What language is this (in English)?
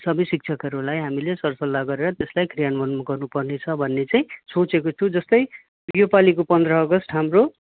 Nepali